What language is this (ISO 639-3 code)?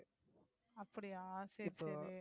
tam